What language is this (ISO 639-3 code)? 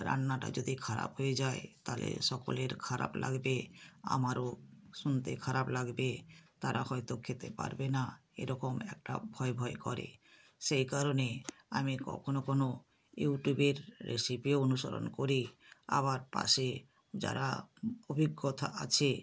ben